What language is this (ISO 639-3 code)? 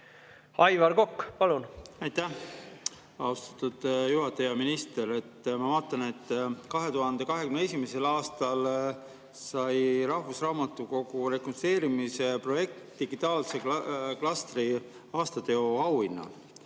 est